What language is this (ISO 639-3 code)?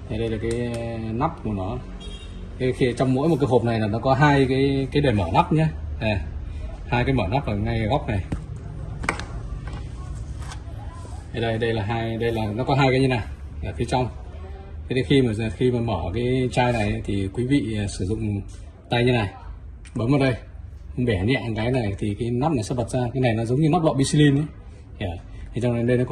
vie